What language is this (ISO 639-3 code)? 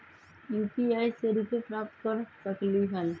mag